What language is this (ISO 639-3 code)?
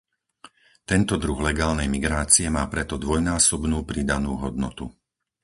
slk